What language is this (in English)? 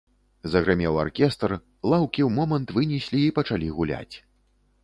Belarusian